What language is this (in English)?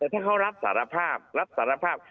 Thai